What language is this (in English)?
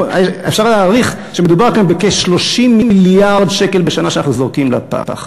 Hebrew